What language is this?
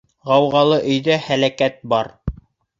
Bashkir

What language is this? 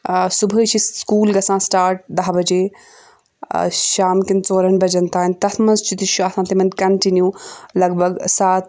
Kashmiri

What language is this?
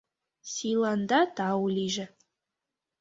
Mari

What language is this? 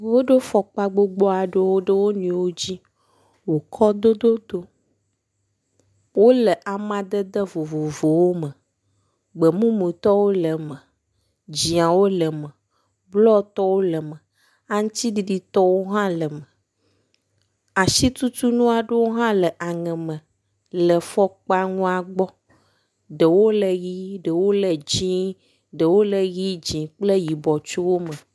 Ewe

